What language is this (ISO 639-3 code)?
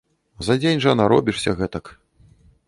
bel